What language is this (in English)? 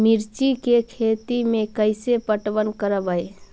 Magahi